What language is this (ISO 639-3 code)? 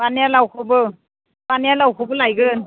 brx